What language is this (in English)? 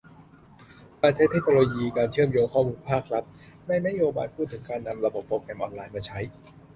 Thai